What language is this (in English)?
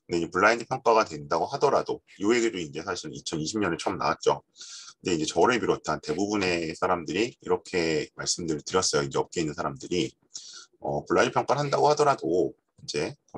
Korean